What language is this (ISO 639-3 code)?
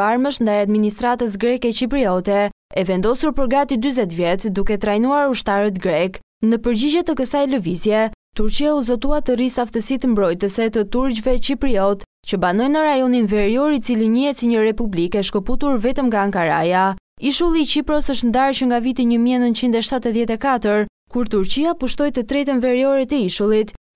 ron